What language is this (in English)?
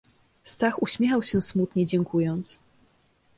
Polish